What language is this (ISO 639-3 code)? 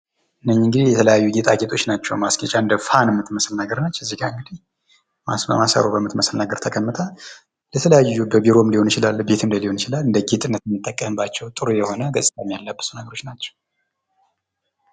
amh